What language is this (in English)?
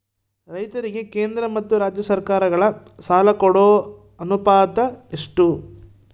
Kannada